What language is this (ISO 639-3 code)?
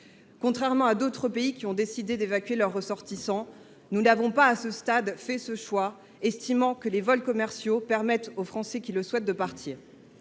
fra